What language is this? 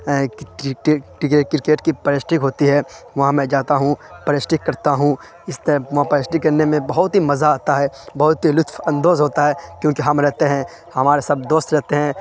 Urdu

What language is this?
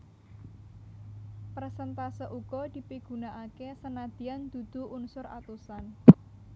Javanese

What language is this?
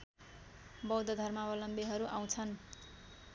Nepali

